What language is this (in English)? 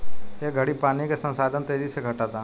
Bhojpuri